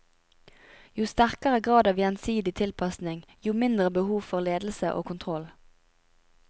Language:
Norwegian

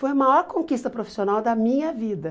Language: Portuguese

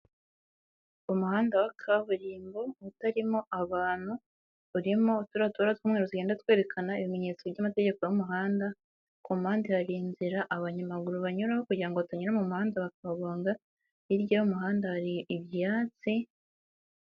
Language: Kinyarwanda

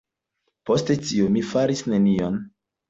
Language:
Esperanto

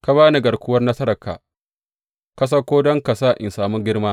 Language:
Hausa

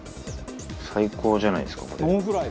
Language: Japanese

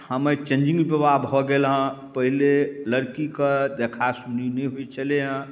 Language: Maithili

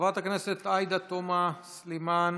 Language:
Hebrew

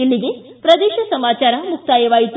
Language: Kannada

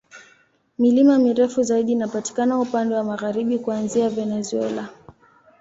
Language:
Swahili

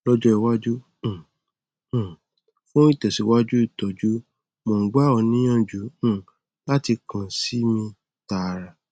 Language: Yoruba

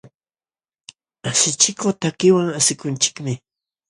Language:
Jauja Wanca Quechua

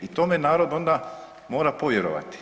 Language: Croatian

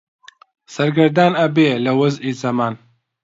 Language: Central Kurdish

